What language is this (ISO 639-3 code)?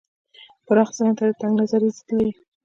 pus